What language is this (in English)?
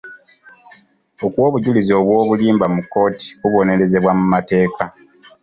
Ganda